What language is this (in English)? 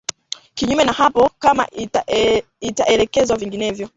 Swahili